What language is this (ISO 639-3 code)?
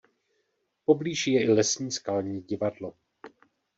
ces